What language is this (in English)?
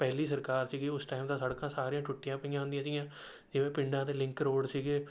Punjabi